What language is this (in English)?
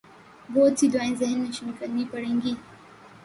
Urdu